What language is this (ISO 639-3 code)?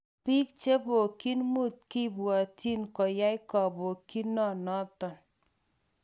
kln